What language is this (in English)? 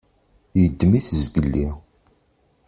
Kabyle